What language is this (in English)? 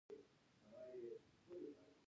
Pashto